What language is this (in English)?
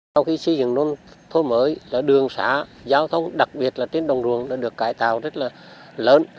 Vietnamese